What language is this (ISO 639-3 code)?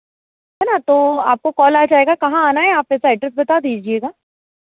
hin